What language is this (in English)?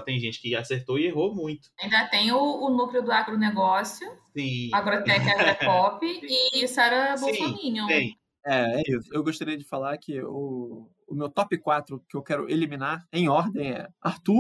Portuguese